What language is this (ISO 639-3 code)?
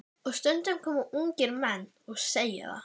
isl